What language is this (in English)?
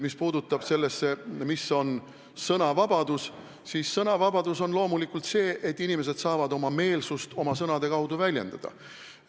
Estonian